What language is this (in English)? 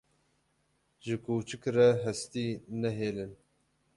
Kurdish